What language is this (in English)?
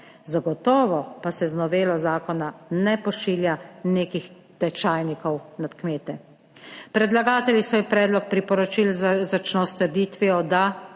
Slovenian